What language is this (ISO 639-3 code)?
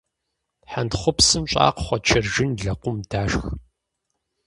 kbd